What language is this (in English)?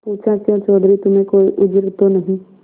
Hindi